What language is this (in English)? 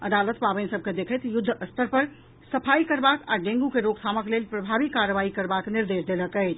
Maithili